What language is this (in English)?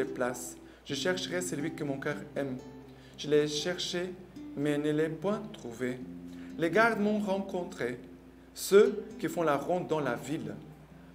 French